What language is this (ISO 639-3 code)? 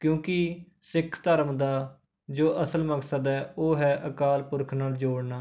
pan